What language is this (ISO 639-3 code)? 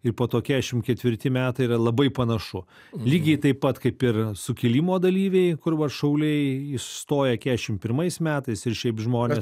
lit